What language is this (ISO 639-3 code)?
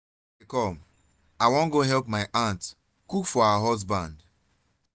pcm